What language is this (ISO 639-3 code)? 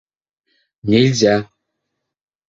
bak